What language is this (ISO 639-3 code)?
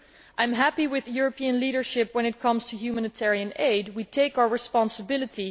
eng